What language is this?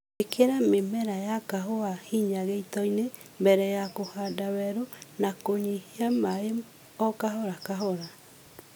Kikuyu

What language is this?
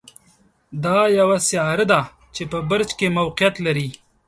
Pashto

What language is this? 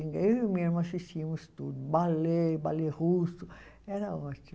Portuguese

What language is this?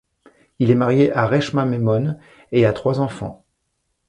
French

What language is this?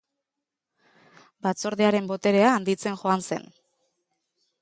Basque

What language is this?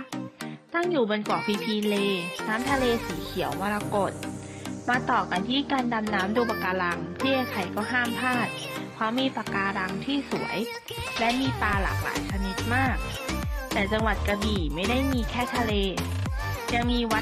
Thai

